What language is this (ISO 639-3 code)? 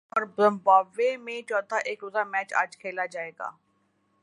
urd